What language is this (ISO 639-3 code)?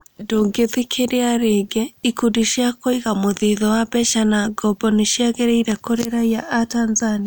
kik